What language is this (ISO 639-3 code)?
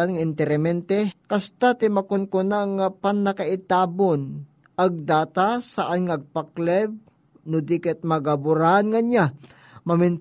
fil